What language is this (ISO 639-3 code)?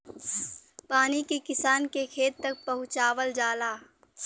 bho